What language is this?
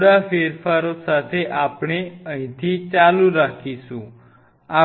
Gujarati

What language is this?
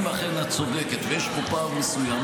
Hebrew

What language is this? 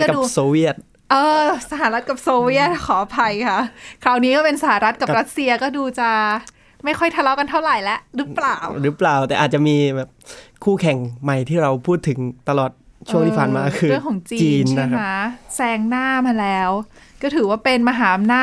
Thai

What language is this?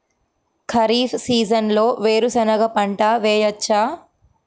Telugu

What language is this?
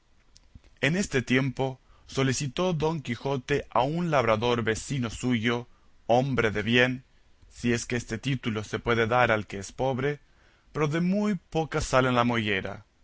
Spanish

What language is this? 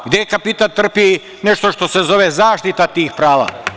Serbian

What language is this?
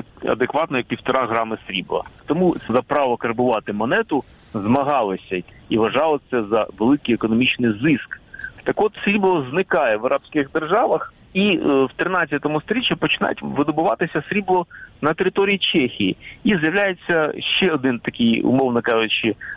Ukrainian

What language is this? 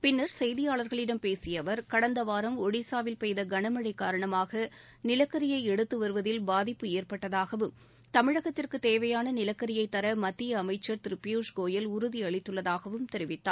Tamil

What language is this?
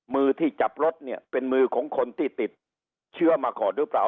Thai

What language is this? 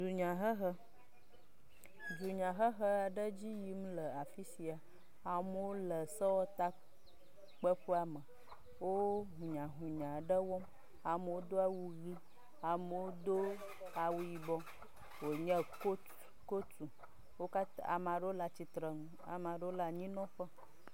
Ewe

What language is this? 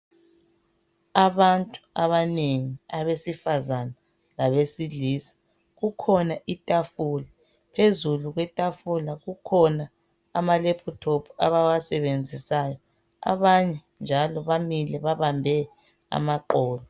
North Ndebele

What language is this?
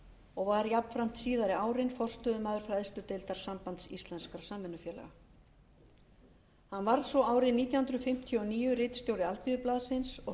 Icelandic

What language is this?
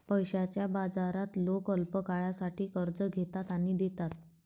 Marathi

